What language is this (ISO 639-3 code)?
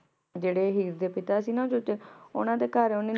pan